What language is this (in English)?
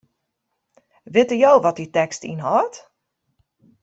Western Frisian